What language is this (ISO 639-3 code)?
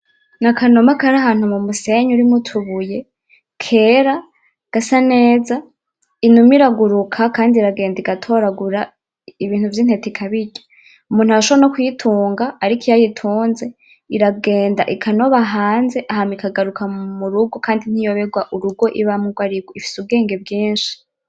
run